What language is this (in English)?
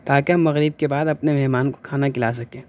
Urdu